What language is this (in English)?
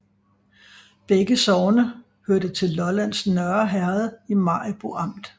Danish